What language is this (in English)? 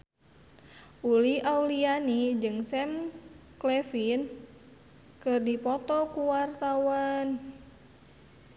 Sundanese